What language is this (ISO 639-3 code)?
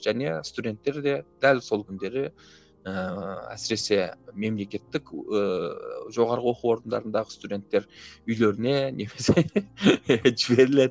kaz